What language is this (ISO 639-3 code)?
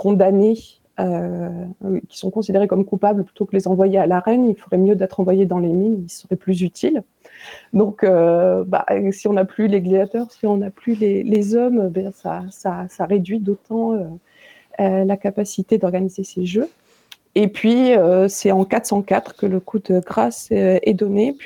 fra